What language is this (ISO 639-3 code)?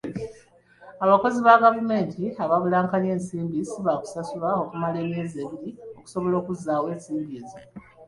lug